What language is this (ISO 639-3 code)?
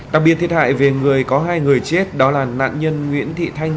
vie